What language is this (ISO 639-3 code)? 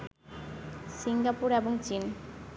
ben